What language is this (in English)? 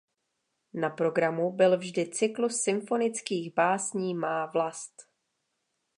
Czech